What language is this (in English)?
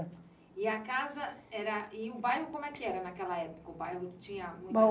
Portuguese